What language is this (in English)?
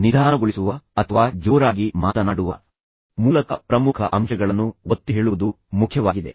Kannada